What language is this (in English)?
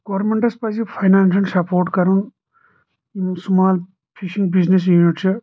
Kashmiri